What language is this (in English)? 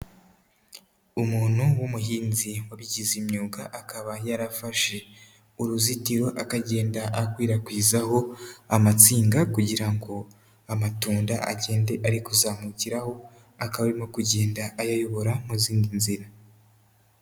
Kinyarwanda